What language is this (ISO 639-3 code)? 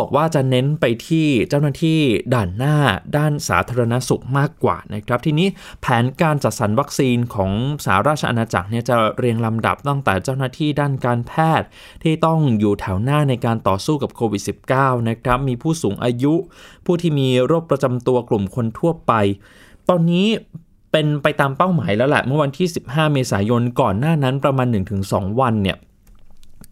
tha